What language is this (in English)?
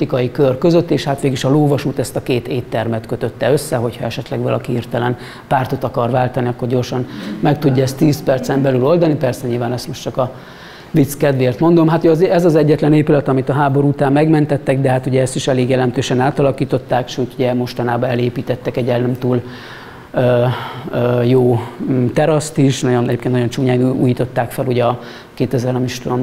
Hungarian